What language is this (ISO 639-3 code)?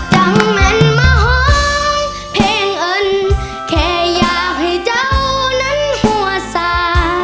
tha